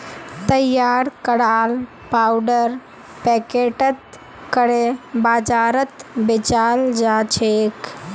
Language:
Magahi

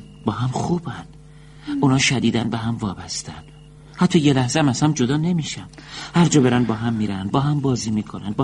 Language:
Persian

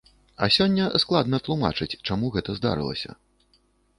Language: Belarusian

